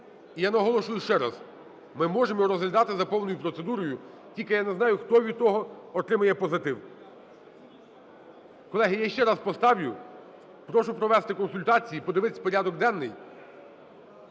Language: Ukrainian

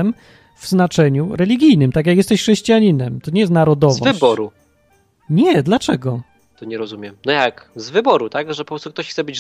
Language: Polish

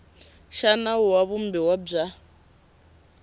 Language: Tsonga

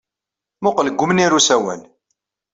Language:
Kabyle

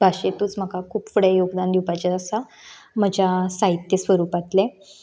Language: Konkani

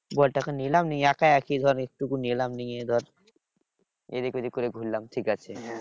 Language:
Bangla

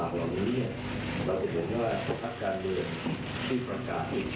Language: Thai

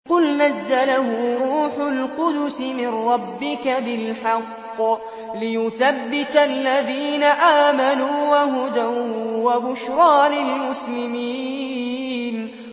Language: Arabic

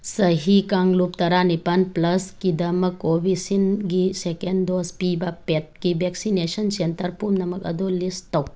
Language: Manipuri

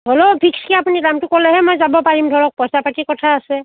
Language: Assamese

